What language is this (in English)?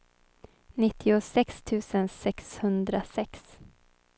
Swedish